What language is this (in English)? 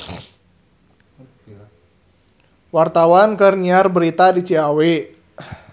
Sundanese